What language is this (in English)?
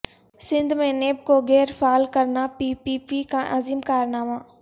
Urdu